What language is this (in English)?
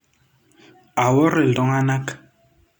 Masai